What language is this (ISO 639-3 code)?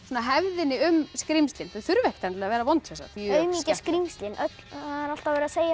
isl